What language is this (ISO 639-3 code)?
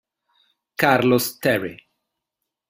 ita